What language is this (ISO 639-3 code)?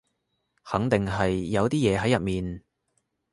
yue